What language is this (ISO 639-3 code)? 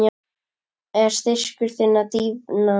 isl